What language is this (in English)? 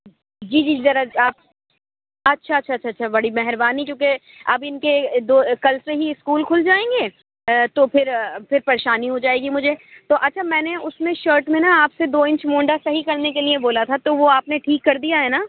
Urdu